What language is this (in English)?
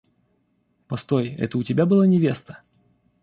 Russian